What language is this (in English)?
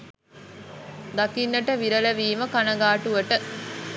Sinhala